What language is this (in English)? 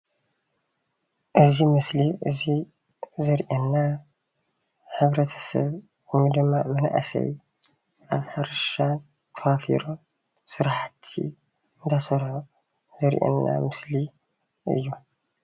Tigrinya